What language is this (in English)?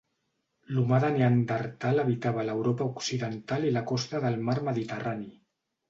Catalan